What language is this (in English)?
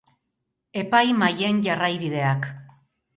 Basque